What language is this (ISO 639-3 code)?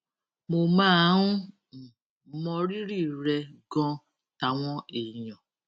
yor